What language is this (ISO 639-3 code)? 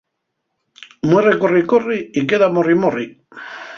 ast